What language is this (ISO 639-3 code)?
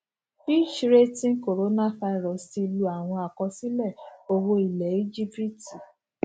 yor